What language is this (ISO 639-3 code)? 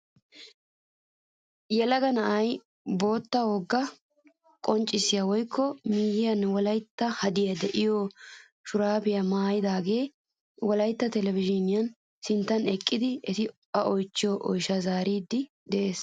wal